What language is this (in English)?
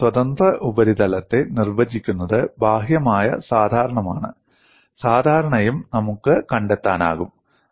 Malayalam